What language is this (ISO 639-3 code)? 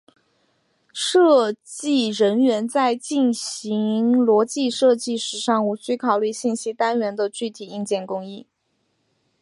zho